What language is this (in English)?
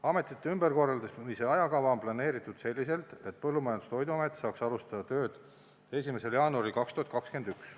Estonian